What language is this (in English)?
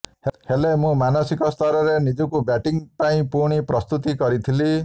Odia